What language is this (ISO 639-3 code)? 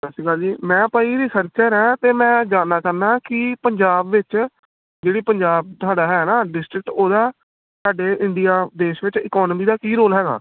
pan